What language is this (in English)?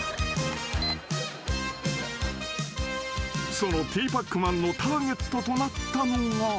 Japanese